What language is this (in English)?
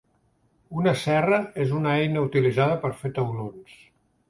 Catalan